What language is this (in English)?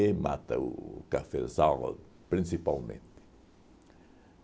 Portuguese